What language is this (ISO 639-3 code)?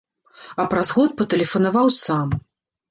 bel